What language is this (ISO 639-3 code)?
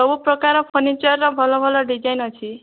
ori